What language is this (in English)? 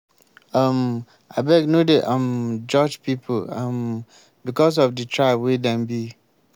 Nigerian Pidgin